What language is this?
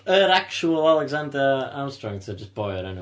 Welsh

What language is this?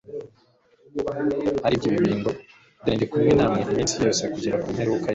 Kinyarwanda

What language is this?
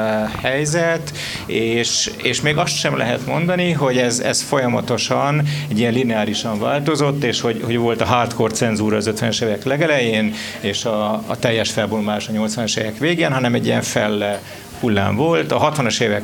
Hungarian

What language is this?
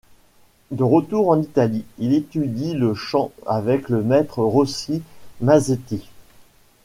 French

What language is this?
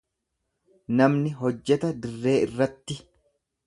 Oromo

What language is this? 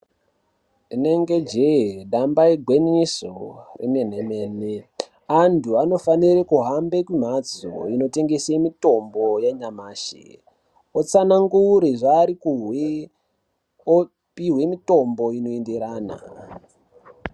Ndau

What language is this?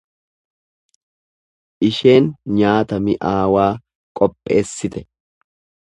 Oromo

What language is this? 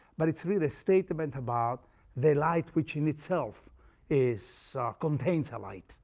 English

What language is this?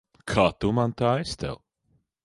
Latvian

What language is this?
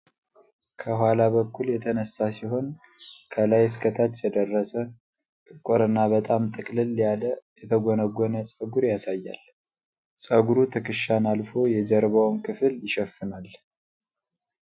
Amharic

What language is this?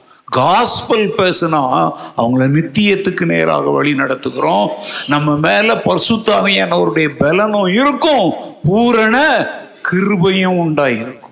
Tamil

